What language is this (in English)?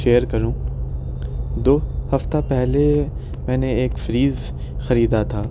Urdu